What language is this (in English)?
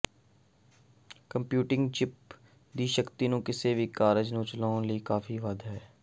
Punjabi